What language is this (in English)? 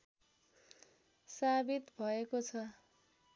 Nepali